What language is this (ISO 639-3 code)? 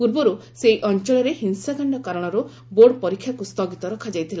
ori